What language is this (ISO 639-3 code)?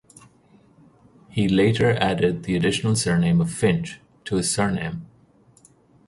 eng